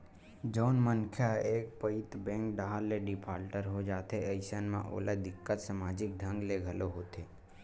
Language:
Chhattisgarhi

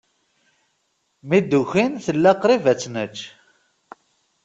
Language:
Kabyle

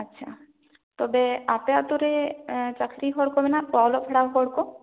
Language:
Santali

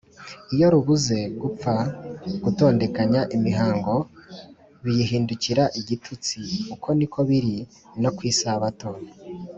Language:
Kinyarwanda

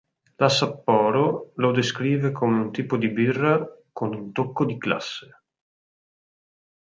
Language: Italian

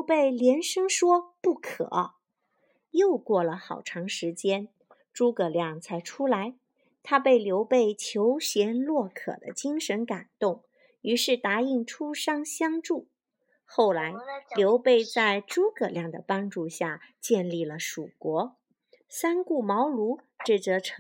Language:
Chinese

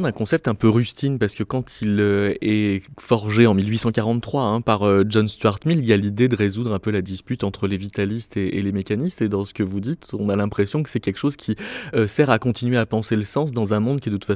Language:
French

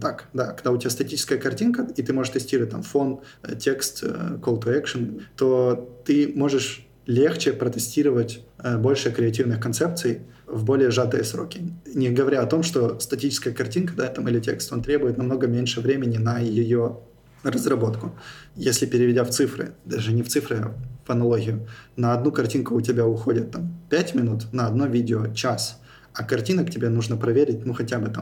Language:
Russian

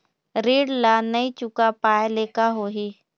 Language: Chhattisgarhi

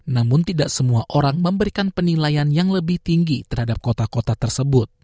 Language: Indonesian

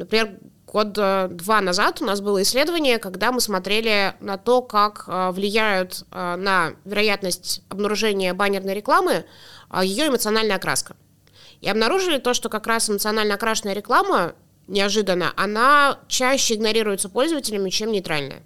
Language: Russian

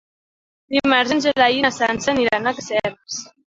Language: Catalan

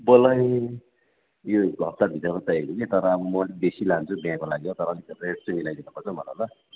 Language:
Nepali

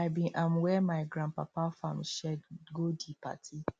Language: Nigerian Pidgin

